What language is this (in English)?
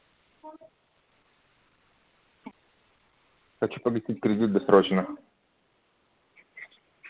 Russian